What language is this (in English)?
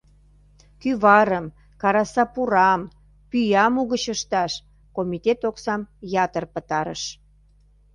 Mari